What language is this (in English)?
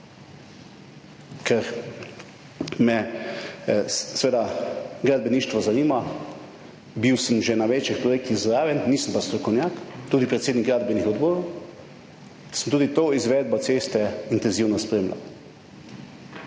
Slovenian